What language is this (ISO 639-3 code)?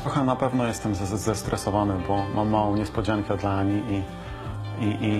pol